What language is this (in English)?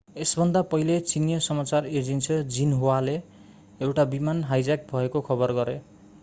Nepali